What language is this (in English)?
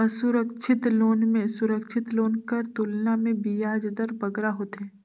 Chhattisgarhi